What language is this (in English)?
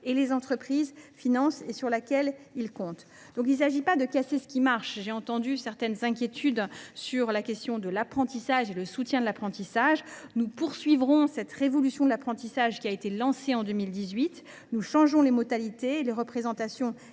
French